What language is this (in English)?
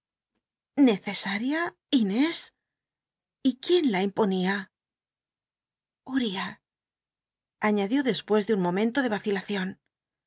Spanish